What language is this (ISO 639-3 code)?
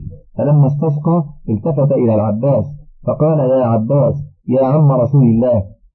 ara